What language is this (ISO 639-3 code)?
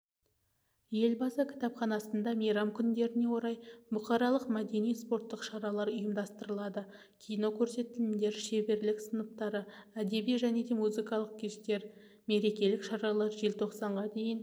kaz